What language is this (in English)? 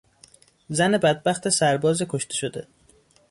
Persian